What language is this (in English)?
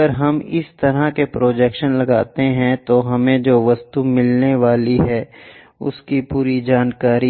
Hindi